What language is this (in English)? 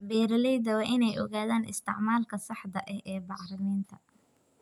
Somali